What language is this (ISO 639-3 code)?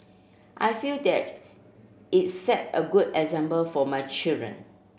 eng